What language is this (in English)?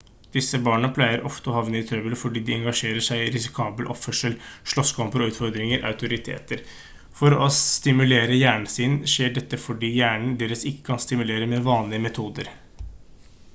Norwegian Bokmål